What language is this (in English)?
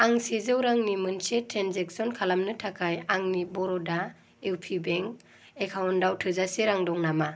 Bodo